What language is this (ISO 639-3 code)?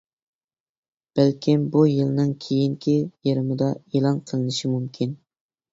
uig